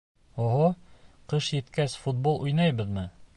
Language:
Bashkir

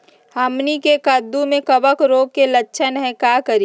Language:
Magahi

